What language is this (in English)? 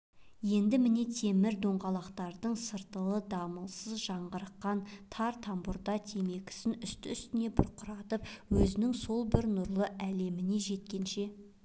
Kazakh